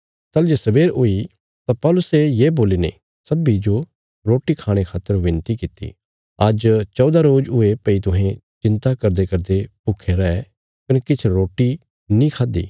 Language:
Bilaspuri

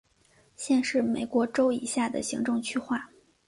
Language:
Chinese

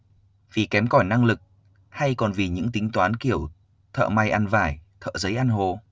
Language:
Vietnamese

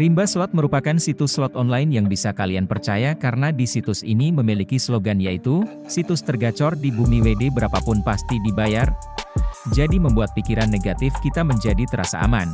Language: Indonesian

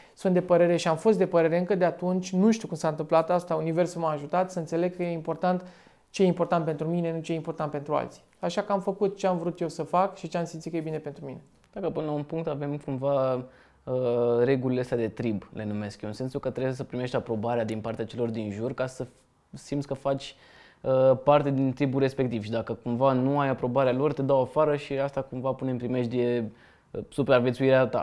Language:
Romanian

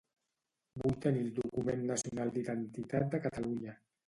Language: Catalan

